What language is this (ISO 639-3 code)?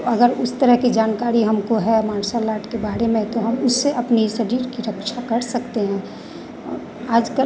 hin